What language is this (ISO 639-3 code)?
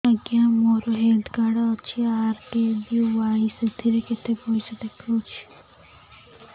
ori